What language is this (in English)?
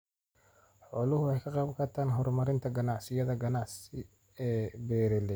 Somali